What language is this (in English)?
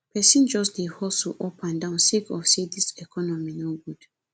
Nigerian Pidgin